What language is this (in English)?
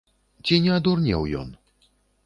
Belarusian